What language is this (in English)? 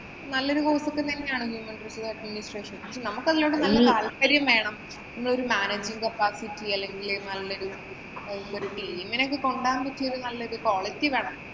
Malayalam